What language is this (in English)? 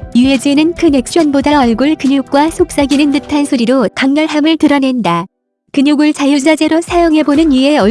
Korean